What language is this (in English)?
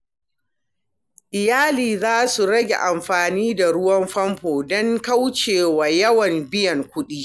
Hausa